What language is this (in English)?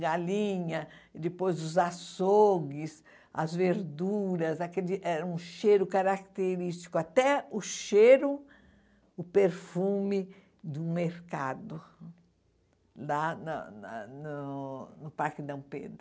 Portuguese